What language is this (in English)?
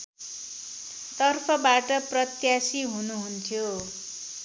Nepali